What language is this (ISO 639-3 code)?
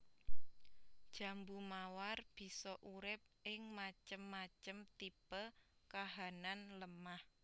jav